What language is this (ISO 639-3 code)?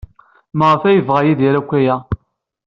kab